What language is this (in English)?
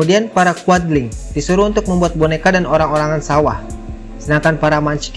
Indonesian